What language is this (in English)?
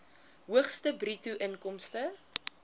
Afrikaans